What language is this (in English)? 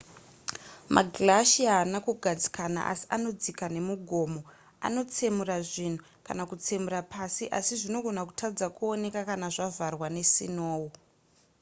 Shona